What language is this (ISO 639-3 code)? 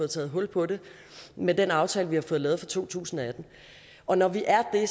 dan